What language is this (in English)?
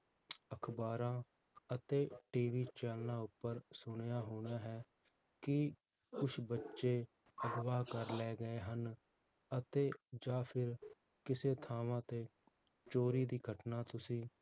Punjabi